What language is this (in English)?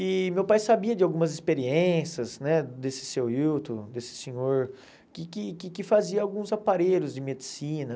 Portuguese